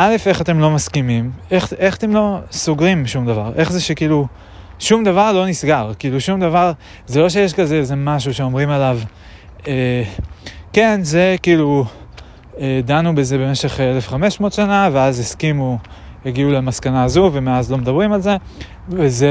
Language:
Hebrew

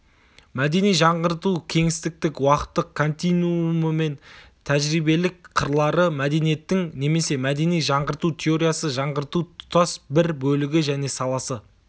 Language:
Kazakh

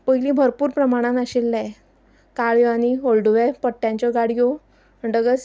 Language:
Konkani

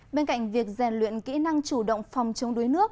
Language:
Vietnamese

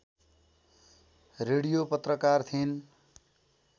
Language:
Nepali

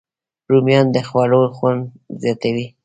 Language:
Pashto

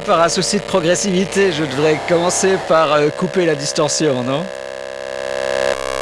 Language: French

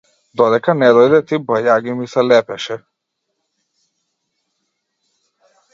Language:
Macedonian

